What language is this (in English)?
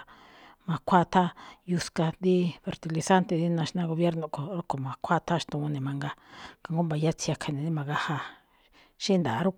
Malinaltepec Me'phaa